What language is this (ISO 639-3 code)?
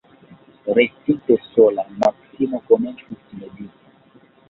epo